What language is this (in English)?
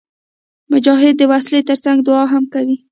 Pashto